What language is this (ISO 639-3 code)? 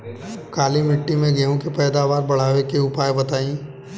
bho